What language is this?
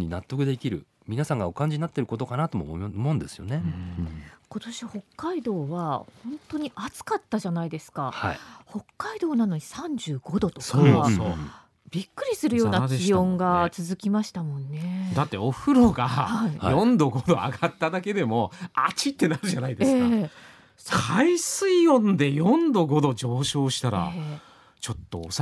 Japanese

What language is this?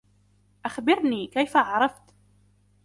Arabic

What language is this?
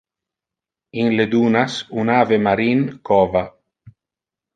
Interlingua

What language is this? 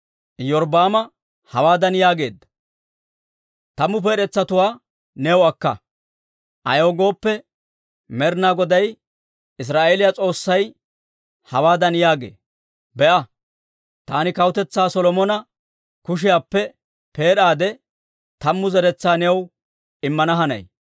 Dawro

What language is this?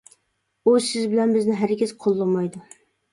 Uyghur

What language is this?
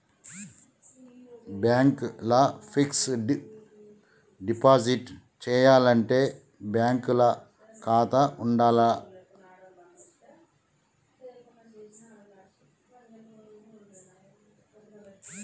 Telugu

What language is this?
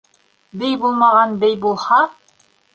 Bashkir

